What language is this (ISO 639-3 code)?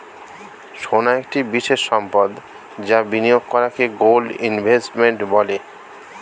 ben